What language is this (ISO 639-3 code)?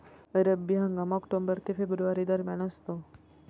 mar